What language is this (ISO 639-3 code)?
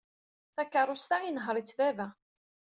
kab